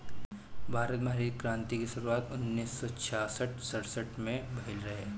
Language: Bhojpuri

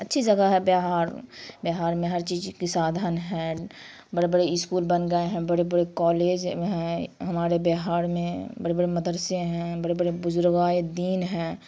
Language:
Urdu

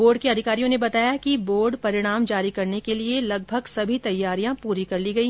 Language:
Hindi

